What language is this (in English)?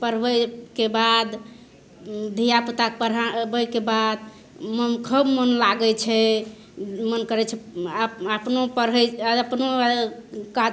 Maithili